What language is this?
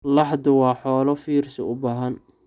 Somali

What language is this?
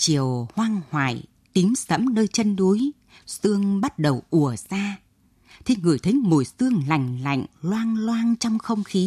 Vietnamese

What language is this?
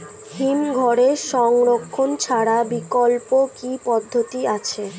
Bangla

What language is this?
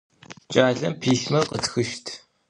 Adyghe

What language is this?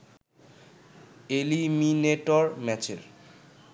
Bangla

